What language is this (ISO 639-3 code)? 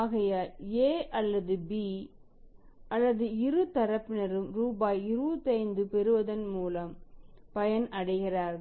tam